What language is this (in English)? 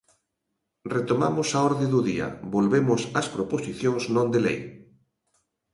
Galician